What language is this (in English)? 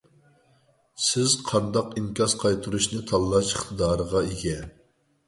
Uyghur